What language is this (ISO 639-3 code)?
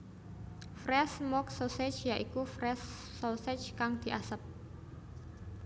jav